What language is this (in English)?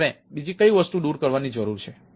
Gujarati